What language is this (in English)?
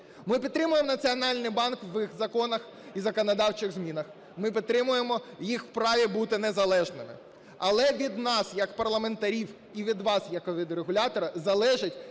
Ukrainian